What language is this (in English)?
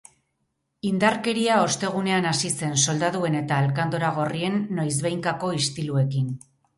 Basque